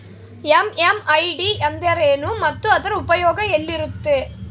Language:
Kannada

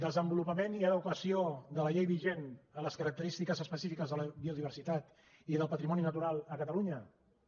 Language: Catalan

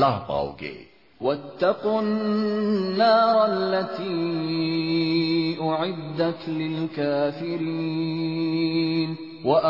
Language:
Urdu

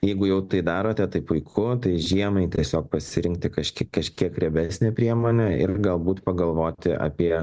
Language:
Lithuanian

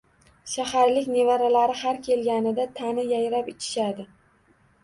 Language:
Uzbek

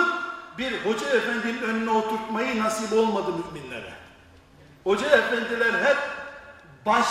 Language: Turkish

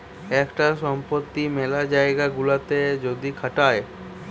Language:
Bangla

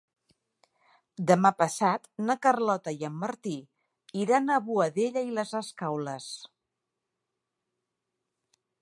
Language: Catalan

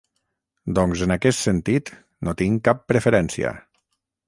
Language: Catalan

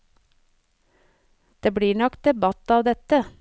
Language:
Norwegian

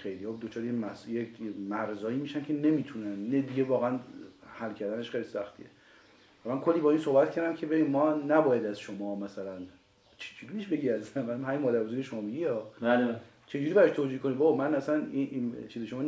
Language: Persian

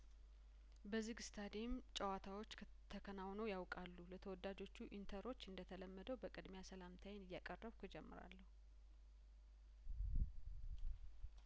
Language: Amharic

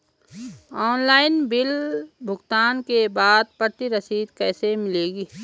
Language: Hindi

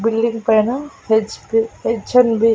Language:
Telugu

